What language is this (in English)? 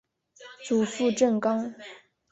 Chinese